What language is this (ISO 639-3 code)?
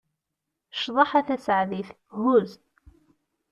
kab